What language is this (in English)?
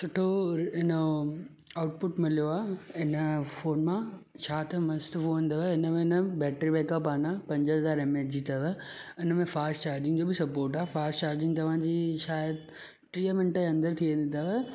Sindhi